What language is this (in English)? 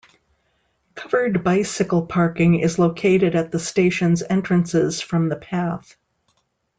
English